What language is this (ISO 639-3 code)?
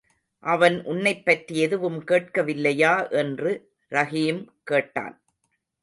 tam